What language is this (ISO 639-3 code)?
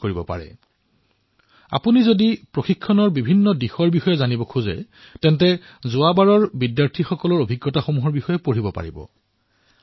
asm